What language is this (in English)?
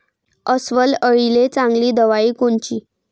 Marathi